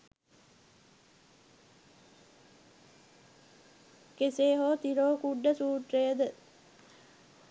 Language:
Sinhala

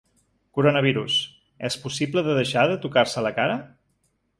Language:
Catalan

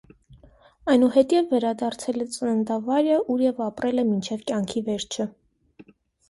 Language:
Armenian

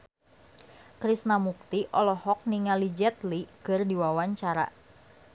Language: Sundanese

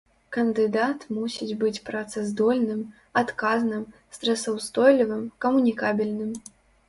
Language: Belarusian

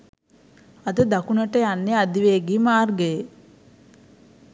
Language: Sinhala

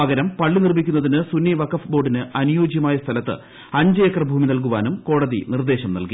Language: Malayalam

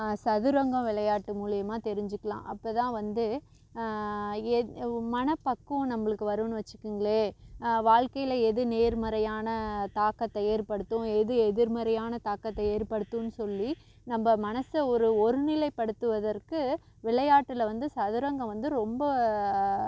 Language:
Tamil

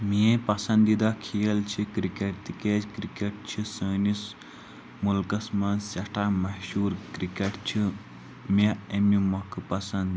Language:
Kashmiri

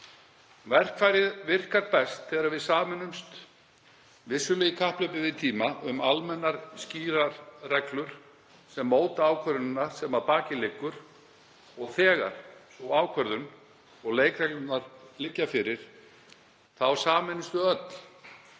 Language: Icelandic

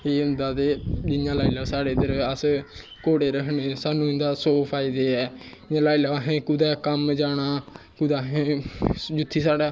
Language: Dogri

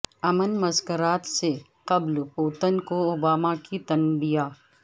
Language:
Urdu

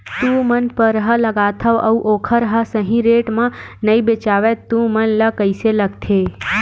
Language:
Chhattisgarhi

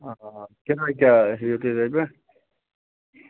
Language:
Kashmiri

